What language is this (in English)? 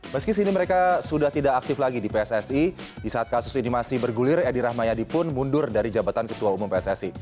Indonesian